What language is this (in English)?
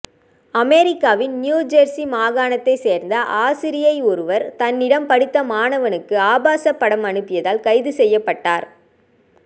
Tamil